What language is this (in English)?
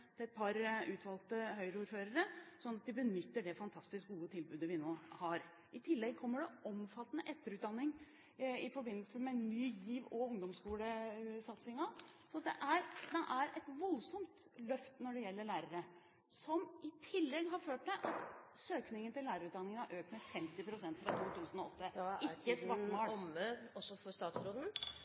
Norwegian